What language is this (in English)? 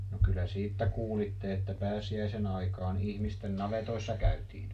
Finnish